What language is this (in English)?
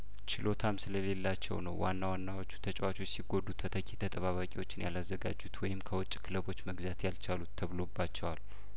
Amharic